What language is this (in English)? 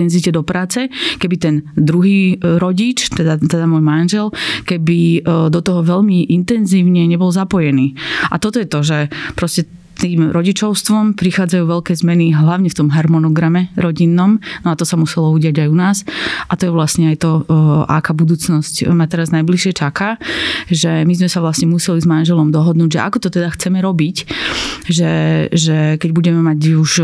Slovak